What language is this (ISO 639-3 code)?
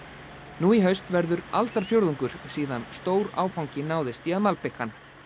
isl